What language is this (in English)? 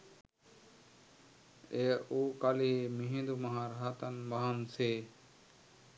Sinhala